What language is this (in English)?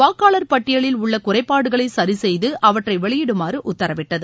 Tamil